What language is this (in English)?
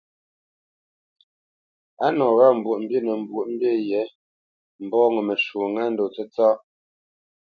Bamenyam